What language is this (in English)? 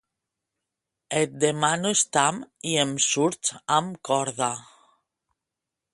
Catalan